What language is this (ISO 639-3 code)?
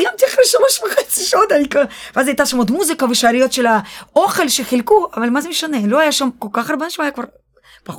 heb